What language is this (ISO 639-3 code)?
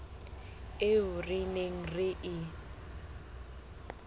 sot